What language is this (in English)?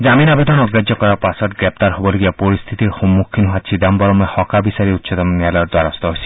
Assamese